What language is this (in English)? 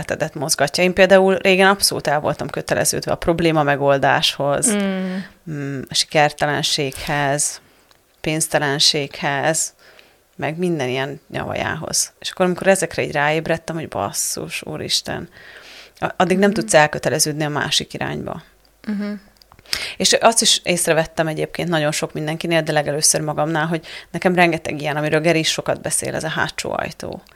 Hungarian